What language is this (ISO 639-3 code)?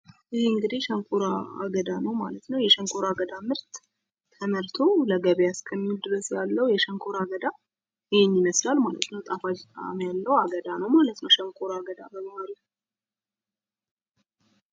amh